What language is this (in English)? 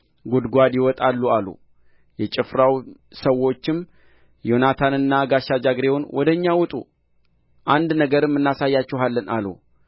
Amharic